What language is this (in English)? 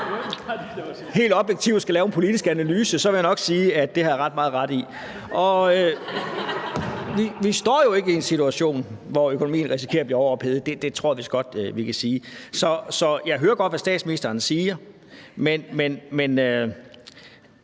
Danish